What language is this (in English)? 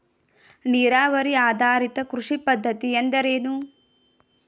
Kannada